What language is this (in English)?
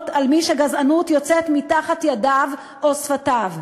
Hebrew